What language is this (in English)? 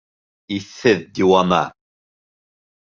Bashkir